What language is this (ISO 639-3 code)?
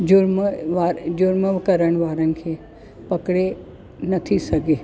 snd